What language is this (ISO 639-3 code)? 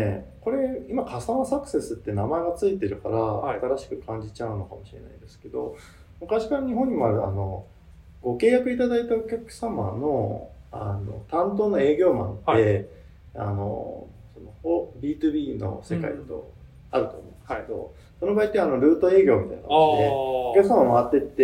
jpn